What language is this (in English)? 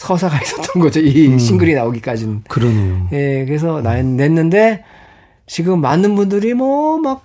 Korean